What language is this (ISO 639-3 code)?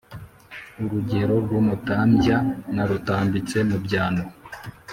kin